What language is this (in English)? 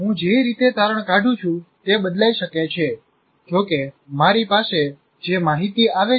Gujarati